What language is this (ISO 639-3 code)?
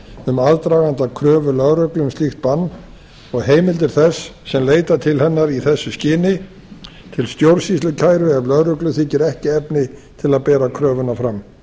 isl